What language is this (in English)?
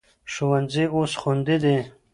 Pashto